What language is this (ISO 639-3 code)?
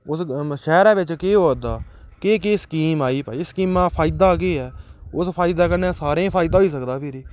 doi